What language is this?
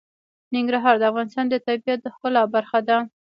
Pashto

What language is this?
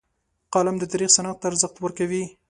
Pashto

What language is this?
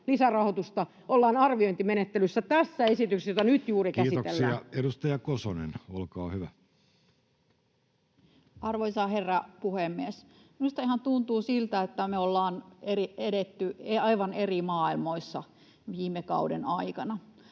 Finnish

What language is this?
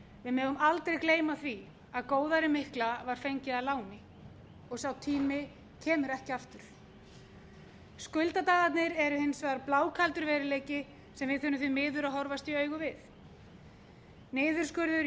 Icelandic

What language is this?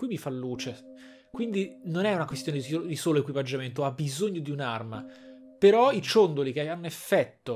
Italian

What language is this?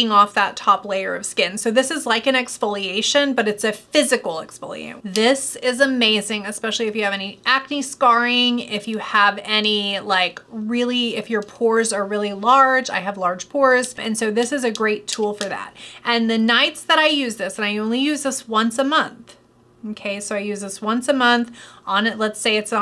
English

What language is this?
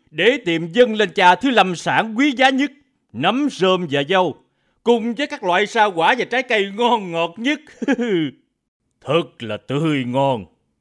Vietnamese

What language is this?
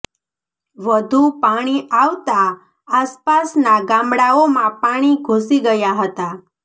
Gujarati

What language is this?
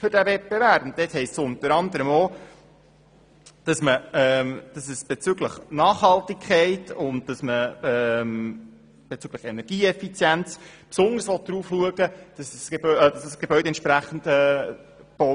Swiss German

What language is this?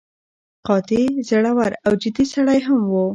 Pashto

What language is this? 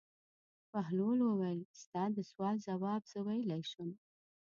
Pashto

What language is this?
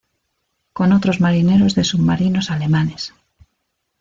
Spanish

